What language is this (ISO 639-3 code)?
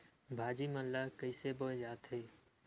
hne